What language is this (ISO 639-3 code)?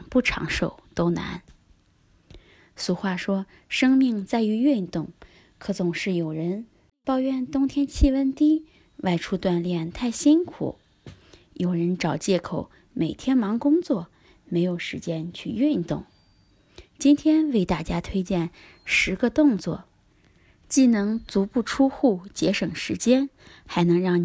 zho